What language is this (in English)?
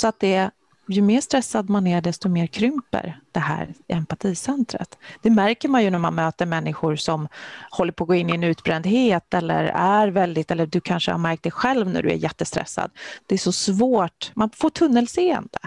Swedish